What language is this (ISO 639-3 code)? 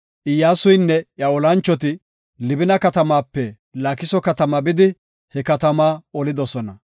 gof